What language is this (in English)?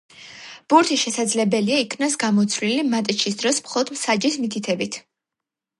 Georgian